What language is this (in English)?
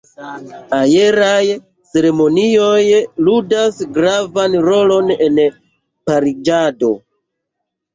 Esperanto